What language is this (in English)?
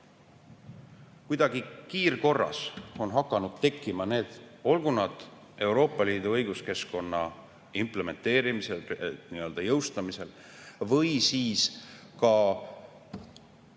Estonian